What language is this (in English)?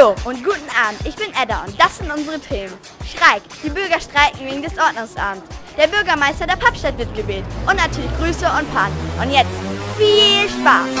German